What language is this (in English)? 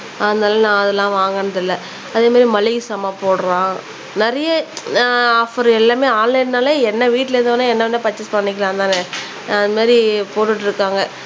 Tamil